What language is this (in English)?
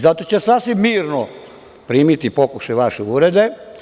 Serbian